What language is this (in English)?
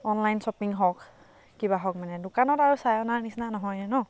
Assamese